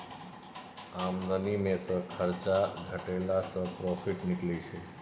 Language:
Maithili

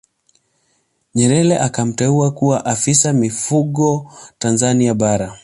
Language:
Swahili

